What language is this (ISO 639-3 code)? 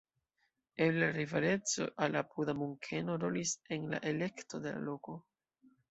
epo